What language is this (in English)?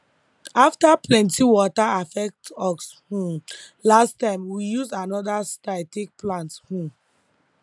Nigerian Pidgin